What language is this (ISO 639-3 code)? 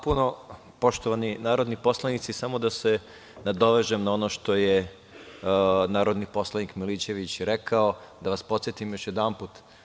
srp